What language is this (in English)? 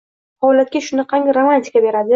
Uzbek